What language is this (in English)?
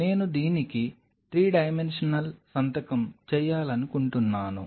Telugu